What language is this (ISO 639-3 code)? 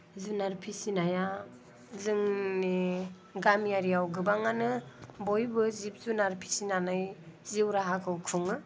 brx